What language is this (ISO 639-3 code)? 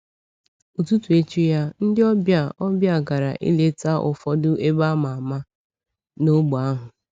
ibo